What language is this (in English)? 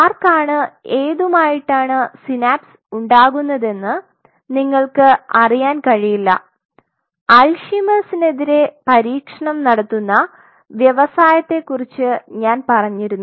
Malayalam